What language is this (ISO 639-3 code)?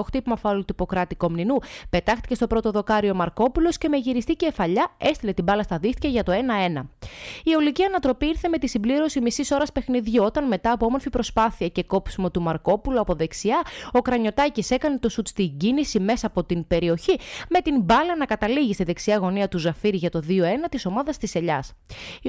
ell